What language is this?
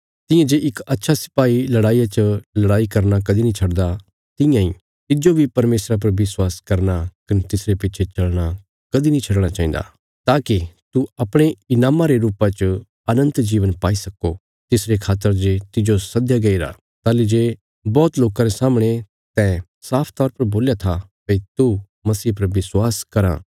Bilaspuri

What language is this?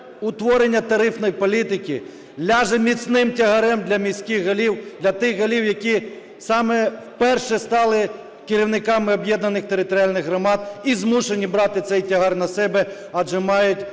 Ukrainian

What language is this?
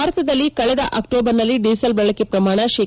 Kannada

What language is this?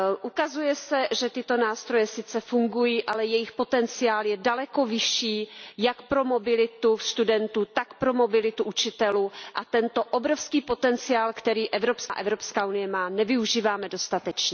Czech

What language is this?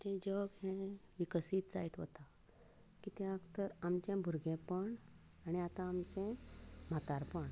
Konkani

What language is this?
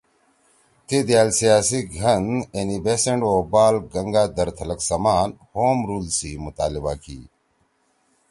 Torwali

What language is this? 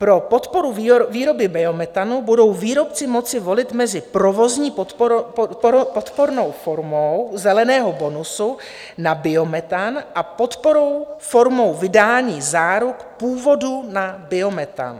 Czech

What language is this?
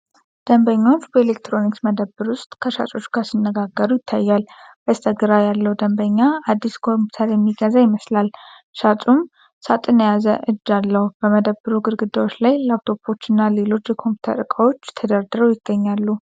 Amharic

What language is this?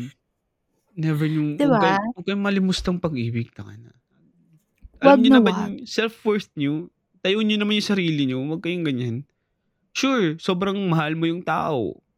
Filipino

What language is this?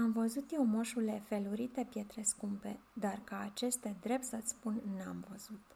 Romanian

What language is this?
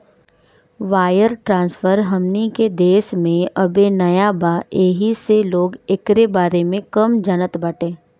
Bhojpuri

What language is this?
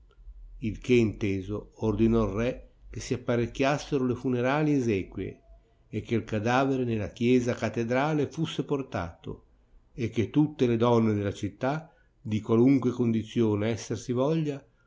Italian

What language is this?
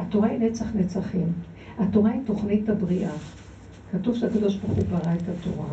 Hebrew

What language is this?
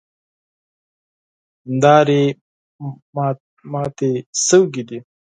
Pashto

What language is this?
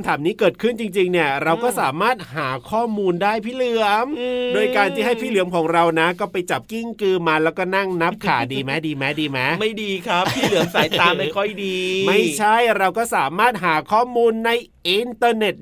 Thai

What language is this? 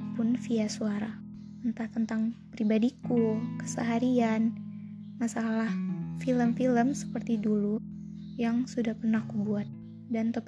Indonesian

